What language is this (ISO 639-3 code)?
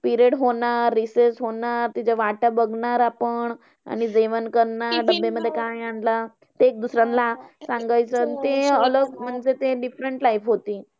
mar